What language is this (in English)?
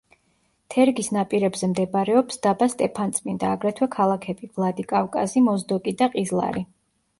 Georgian